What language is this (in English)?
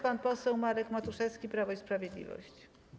Polish